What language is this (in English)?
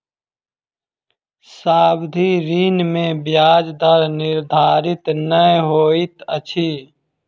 Maithili